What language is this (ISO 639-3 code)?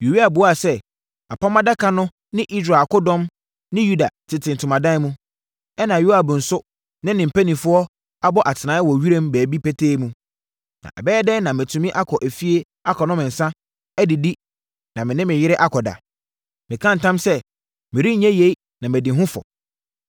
aka